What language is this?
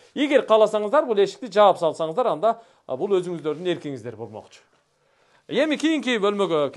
Turkish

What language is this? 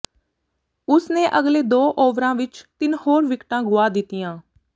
Punjabi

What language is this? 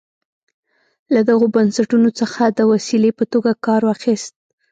Pashto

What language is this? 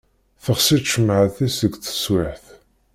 Kabyle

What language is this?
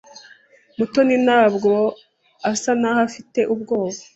Kinyarwanda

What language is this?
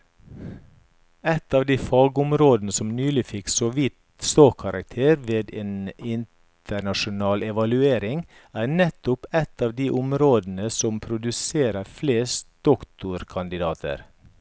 Norwegian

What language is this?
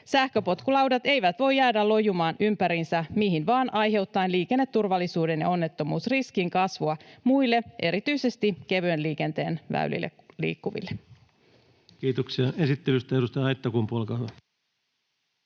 Finnish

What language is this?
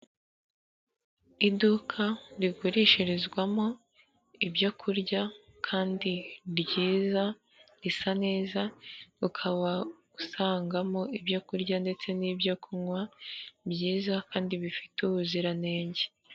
Kinyarwanda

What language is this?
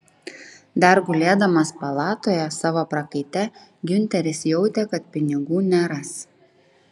Lithuanian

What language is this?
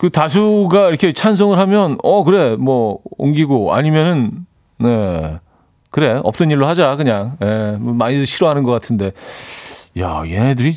Korean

